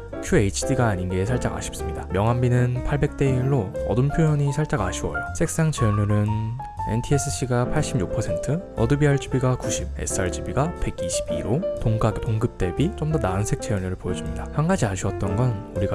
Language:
Korean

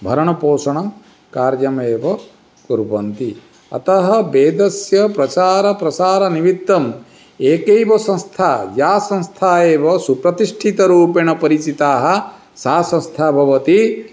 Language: Sanskrit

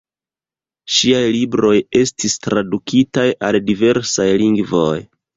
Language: Esperanto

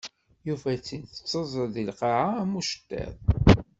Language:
Kabyle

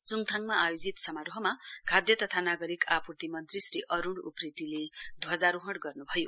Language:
Nepali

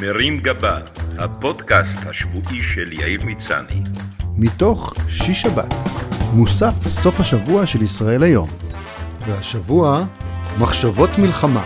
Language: Hebrew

